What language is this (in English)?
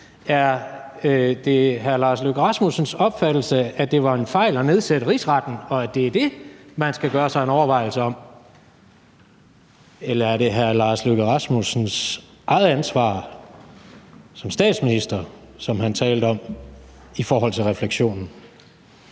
Danish